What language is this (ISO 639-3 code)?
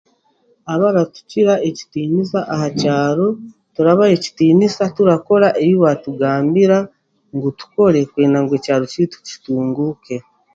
cgg